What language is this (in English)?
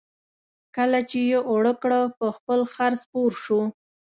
Pashto